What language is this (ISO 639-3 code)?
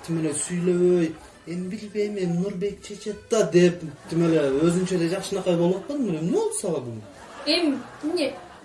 tur